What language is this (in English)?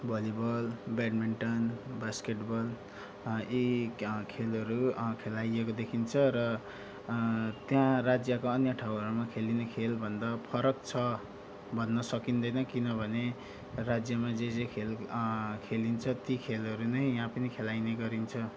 Nepali